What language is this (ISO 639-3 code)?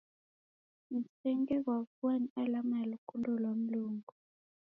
dav